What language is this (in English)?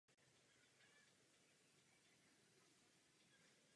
Czech